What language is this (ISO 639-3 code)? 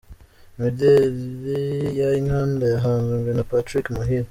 kin